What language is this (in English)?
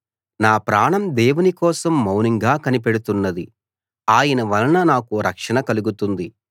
Telugu